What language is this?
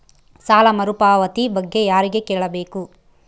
Kannada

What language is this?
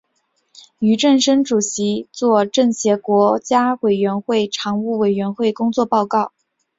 Chinese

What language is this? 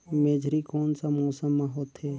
Chhattisgarhi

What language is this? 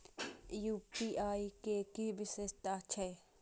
Maithili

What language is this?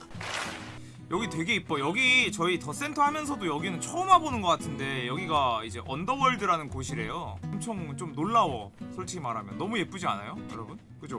Korean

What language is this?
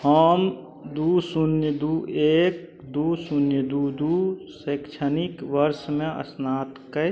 Maithili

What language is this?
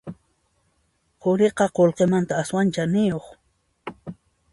Puno Quechua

